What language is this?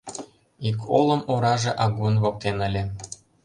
Mari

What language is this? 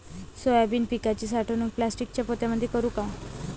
Marathi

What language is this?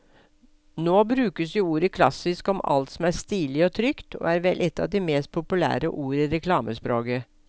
Norwegian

